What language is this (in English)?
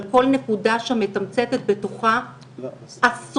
Hebrew